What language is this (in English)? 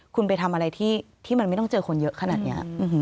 Thai